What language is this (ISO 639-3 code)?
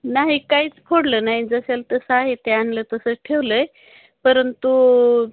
mar